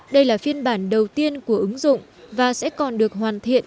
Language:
Vietnamese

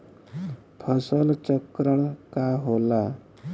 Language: Bhojpuri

